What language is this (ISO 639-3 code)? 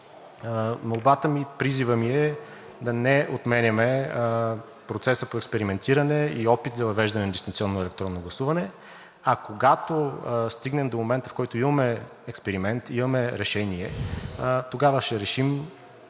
bul